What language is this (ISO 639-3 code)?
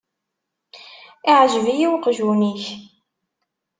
kab